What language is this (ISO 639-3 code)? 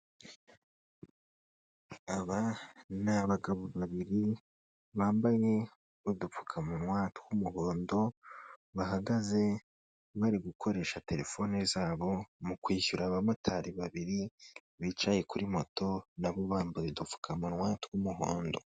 kin